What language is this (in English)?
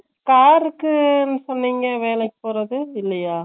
Tamil